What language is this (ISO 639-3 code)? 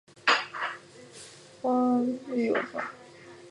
zho